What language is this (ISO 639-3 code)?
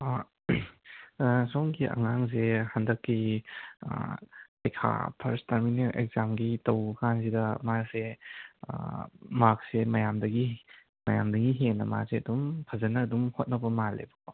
mni